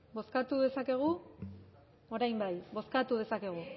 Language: Basque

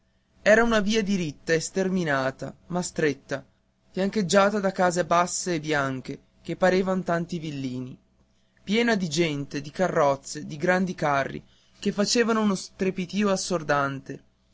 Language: Italian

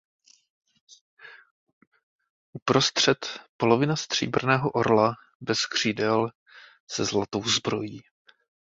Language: Czech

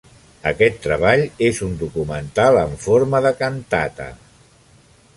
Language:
Catalan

